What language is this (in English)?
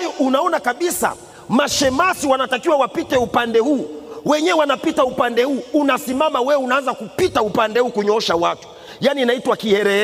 Swahili